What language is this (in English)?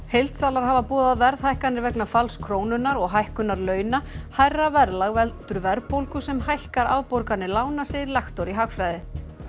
Icelandic